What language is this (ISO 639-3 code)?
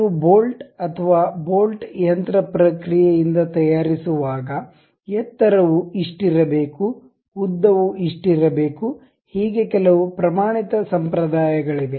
kan